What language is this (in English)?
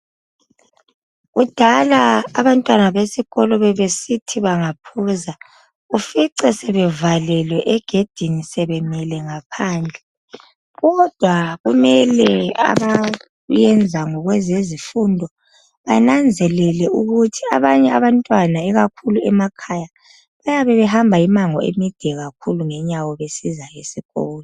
North Ndebele